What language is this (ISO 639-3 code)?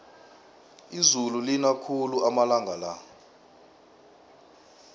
nbl